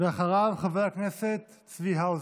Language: Hebrew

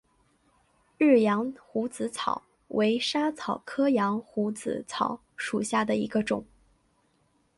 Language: Chinese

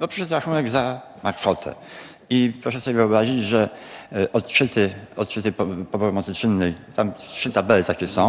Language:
Polish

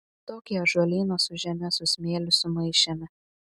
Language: Lithuanian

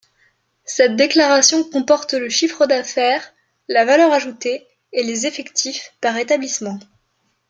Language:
French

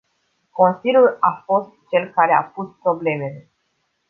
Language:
Romanian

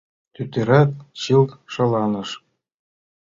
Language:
Mari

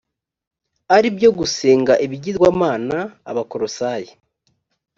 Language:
Kinyarwanda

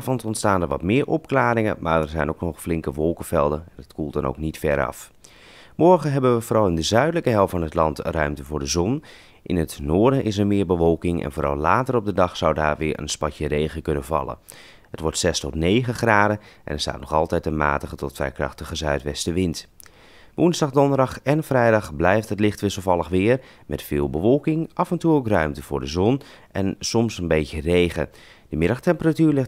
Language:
Dutch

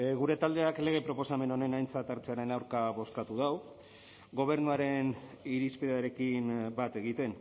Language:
Basque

